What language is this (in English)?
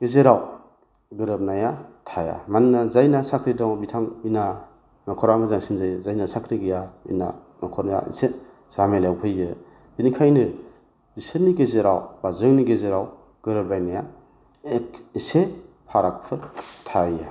Bodo